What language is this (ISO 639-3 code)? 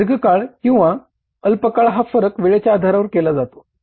mar